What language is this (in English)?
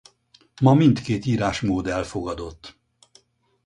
Hungarian